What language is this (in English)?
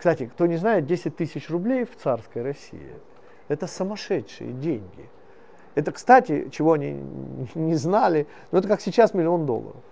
Russian